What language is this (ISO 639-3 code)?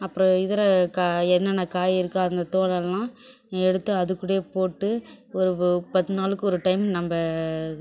tam